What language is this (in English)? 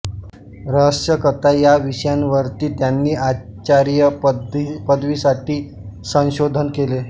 Marathi